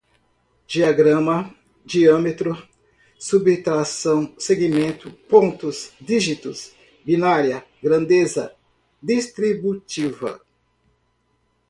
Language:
Portuguese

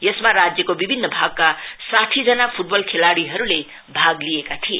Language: Nepali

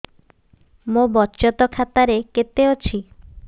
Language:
Odia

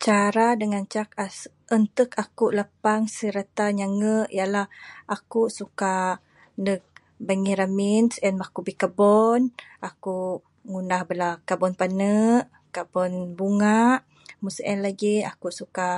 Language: Bukar-Sadung Bidayuh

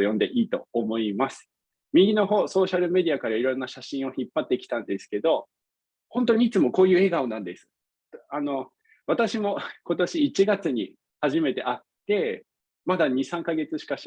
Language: Japanese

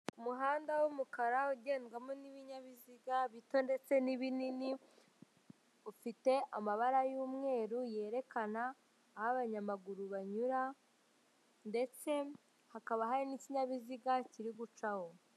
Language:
Kinyarwanda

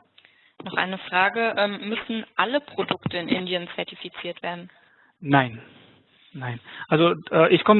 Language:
German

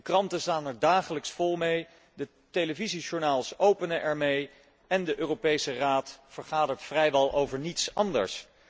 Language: Dutch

